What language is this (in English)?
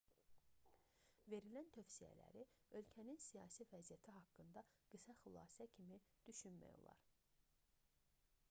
Azerbaijani